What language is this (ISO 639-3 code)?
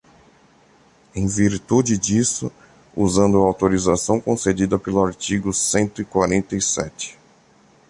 por